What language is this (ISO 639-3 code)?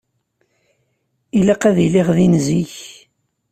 kab